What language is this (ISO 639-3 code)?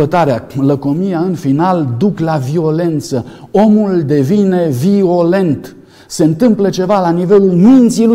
ron